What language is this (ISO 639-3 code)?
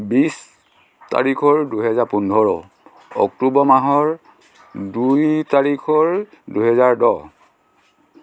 asm